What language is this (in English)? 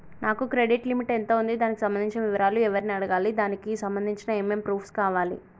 Telugu